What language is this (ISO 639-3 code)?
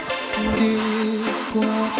vie